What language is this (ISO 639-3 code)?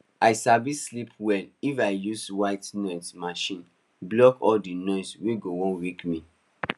pcm